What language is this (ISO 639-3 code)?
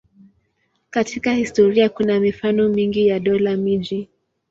swa